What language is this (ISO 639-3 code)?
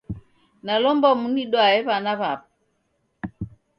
dav